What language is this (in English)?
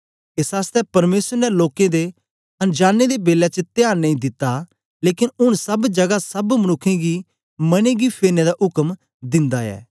Dogri